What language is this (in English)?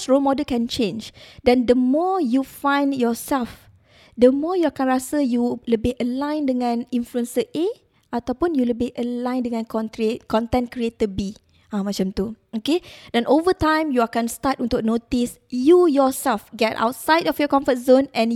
Malay